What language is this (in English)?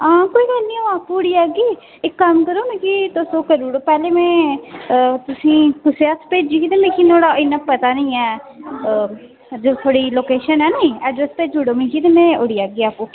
Dogri